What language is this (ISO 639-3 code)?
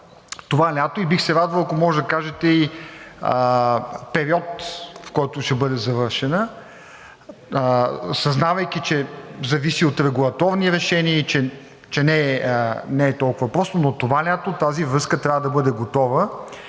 bul